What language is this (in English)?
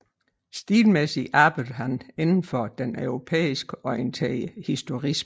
Danish